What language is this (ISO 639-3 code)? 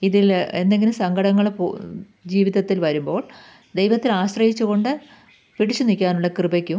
mal